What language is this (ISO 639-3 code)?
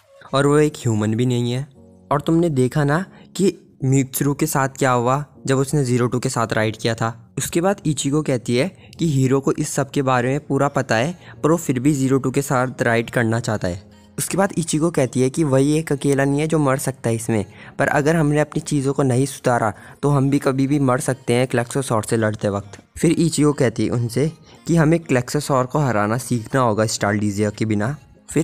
hin